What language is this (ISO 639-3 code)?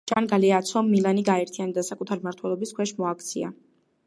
kat